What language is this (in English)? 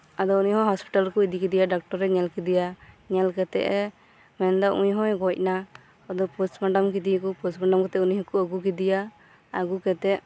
Santali